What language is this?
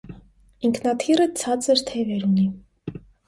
Armenian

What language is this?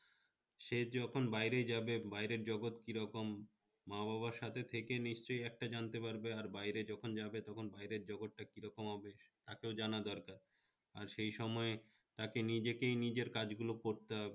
Bangla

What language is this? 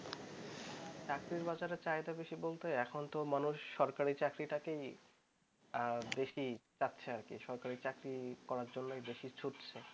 Bangla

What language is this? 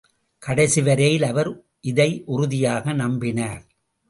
Tamil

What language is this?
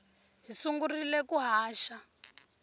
Tsonga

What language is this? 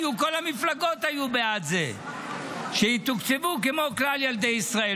Hebrew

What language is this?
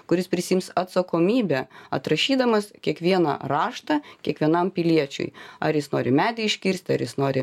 Lithuanian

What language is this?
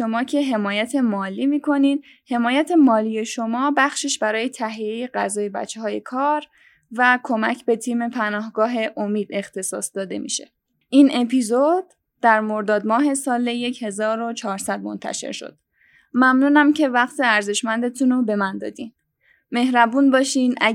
Persian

